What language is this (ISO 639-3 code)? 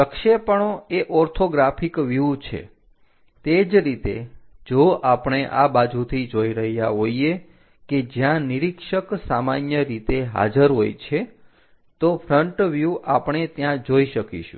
guj